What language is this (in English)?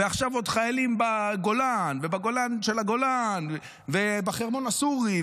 Hebrew